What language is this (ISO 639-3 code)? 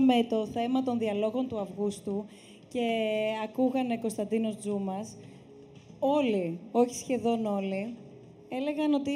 ell